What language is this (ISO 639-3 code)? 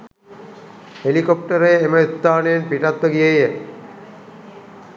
sin